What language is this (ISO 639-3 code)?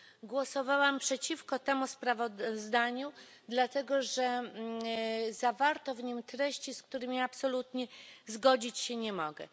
pol